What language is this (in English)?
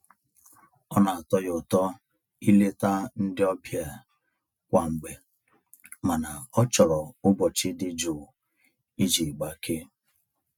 Igbo